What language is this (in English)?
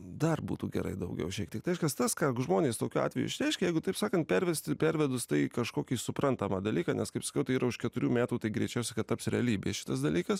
Lithuanian